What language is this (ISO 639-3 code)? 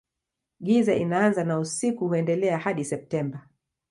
swa